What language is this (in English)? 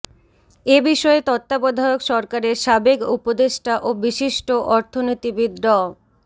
Bangla